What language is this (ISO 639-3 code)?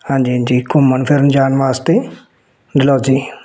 pan